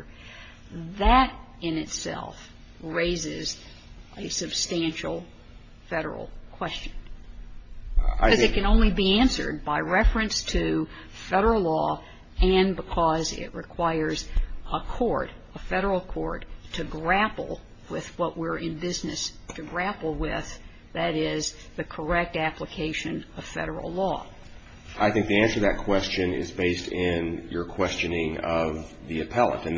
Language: English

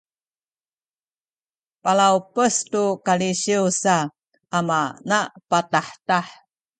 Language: Sakizaya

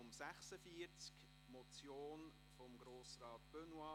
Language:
Swiss German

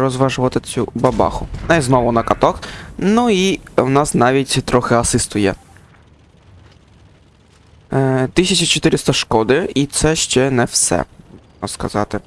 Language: Ukrainian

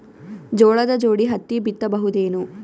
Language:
Kannada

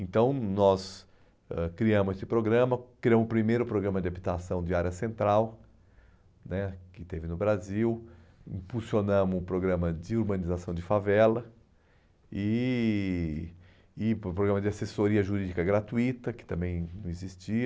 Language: Portuguese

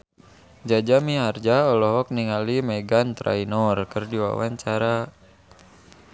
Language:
Sundanese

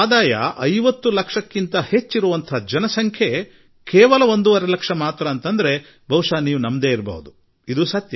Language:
Kannada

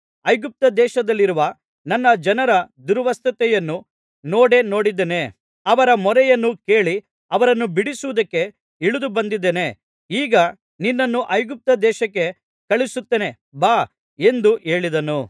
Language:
Kannada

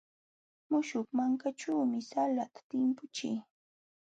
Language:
Jauja Wanca Quechua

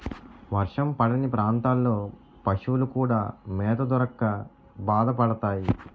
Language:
Telugu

